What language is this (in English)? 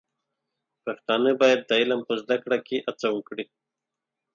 Pashto